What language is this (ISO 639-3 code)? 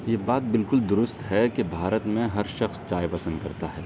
urd